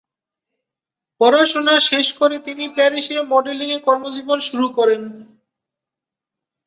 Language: Bangla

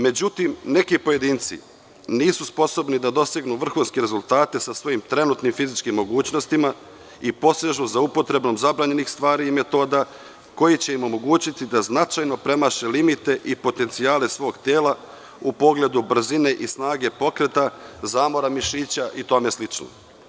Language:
Serbian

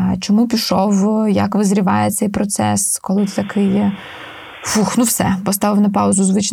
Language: Ukrainian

